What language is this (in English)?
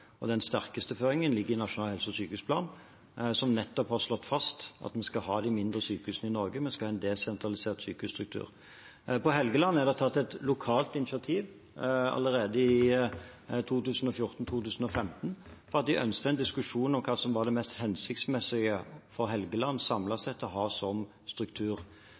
Norwegian Bokmål